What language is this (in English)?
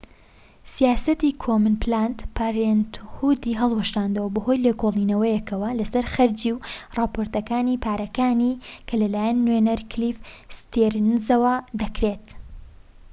Central Kurdish